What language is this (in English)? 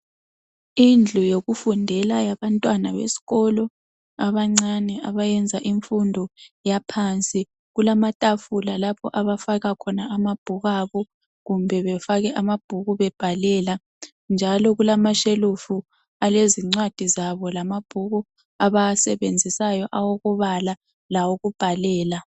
North Ndebele